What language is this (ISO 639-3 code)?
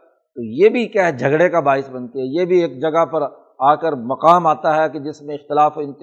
urd